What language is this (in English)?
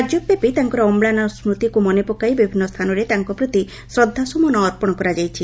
Odia